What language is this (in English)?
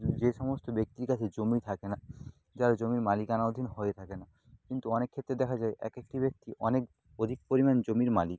Bangla